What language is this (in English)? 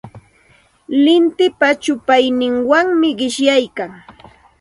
Santa Ana de Tusi Pasco Quechua